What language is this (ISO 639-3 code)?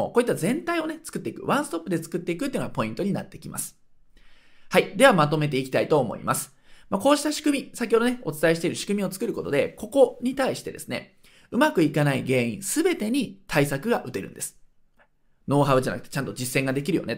jpn